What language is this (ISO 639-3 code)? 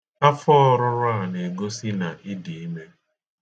ibo